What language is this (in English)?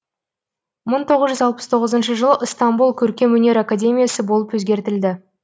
Kazakh